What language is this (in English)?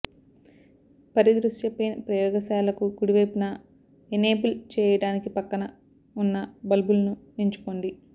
Telugu